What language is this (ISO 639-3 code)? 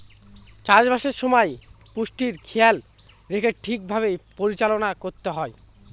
ben